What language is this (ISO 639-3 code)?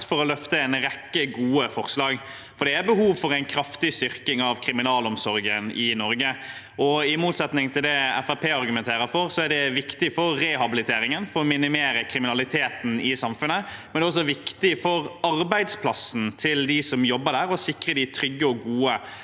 nor